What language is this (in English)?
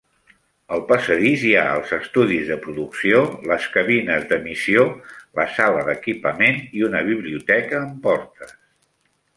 Catalan